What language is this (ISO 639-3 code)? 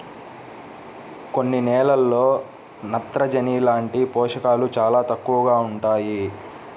tel